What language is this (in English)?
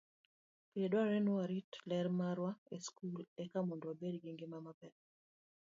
Luo (Kenya and Tanzania)